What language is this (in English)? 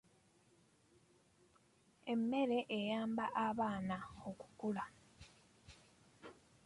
Ganda